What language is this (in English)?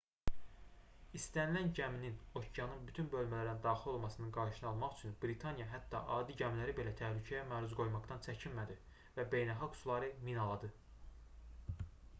Azerbaijani